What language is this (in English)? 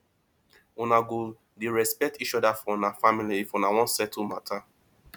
Nigerian Pidgin